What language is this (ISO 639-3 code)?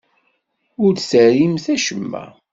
kab